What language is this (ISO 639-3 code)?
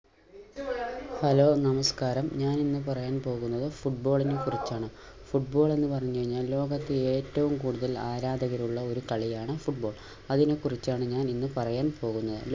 mal